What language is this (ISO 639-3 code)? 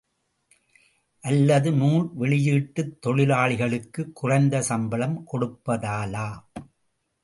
tam